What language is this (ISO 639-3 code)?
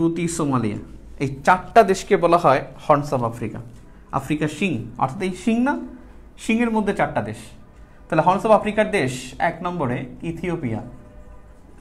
hin